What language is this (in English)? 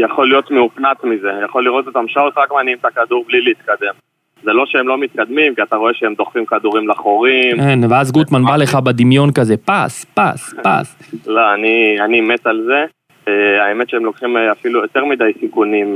Hebrew